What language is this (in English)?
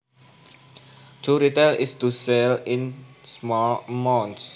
Javanese